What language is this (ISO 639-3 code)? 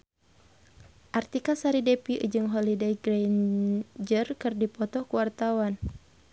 sun